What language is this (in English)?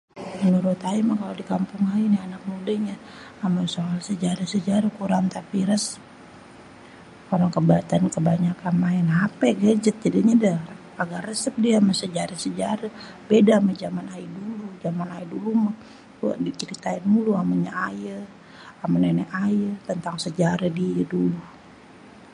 Betawi